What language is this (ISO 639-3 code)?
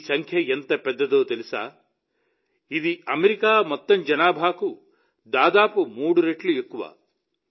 tel